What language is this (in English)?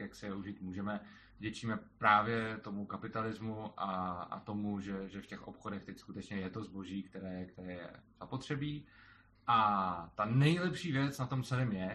Czech